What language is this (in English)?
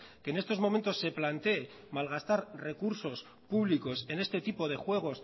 Spanish